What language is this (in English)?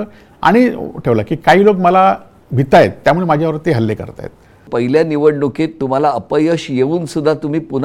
Marathi